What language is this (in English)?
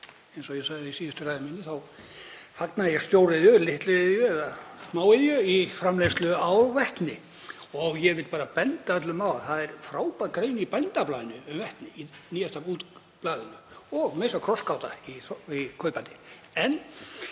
Icelandic